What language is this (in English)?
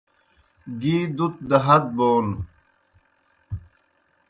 Kohistani Shina